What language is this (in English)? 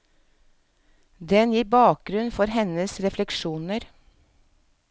Norwegian